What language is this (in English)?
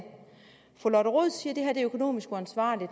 Danish